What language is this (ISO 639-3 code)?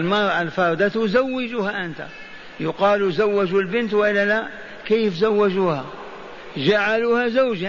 ara